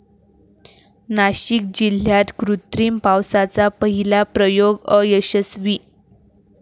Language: Marathi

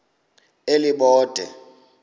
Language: Xhosa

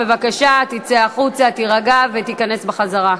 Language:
Hebrew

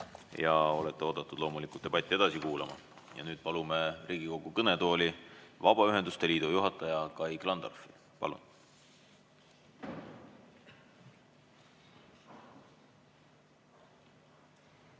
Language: Estonian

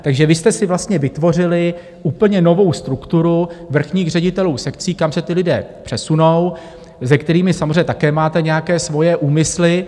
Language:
Czech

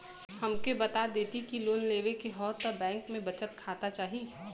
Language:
Bhojpuri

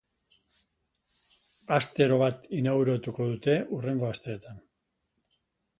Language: Basque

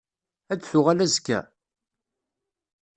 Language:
Kabyle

